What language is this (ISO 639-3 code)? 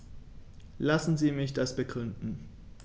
deu